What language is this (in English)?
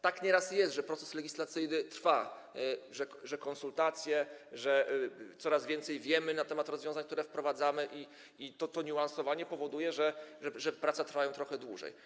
Polish